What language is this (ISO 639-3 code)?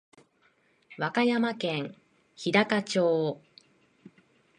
jpn